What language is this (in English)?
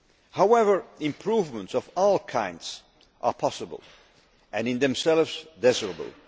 English